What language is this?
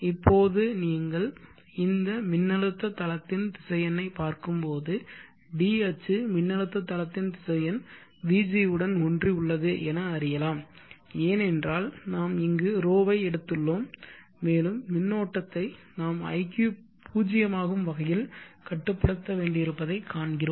Tamil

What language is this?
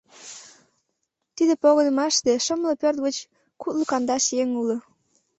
Mari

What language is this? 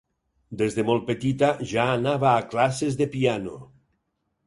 Catalan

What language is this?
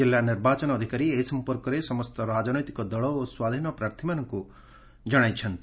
Odia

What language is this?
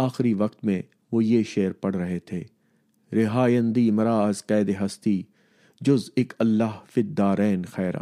Urdu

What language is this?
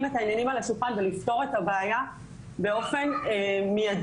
Hebrew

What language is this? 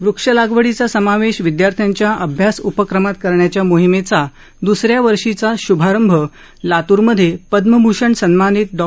Marathi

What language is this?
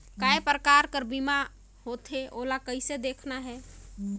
Chhattisgarhi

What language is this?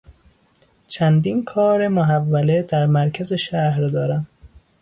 Persian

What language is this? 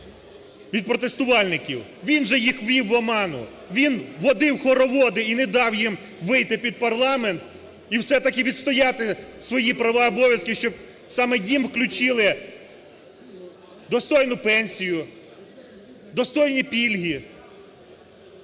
Ukrainian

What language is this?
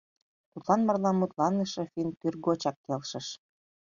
Mari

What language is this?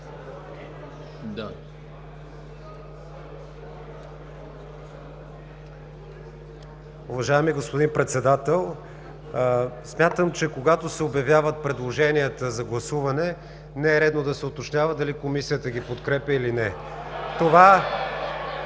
Bulgarian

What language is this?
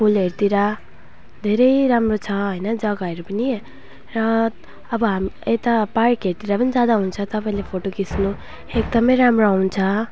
Nepali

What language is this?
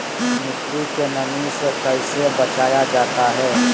Magahi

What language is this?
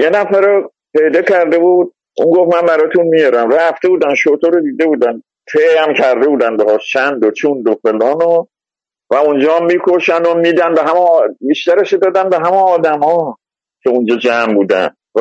Persian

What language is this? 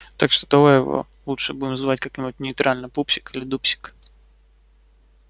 Russian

